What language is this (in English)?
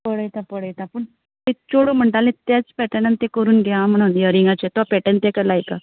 Konkani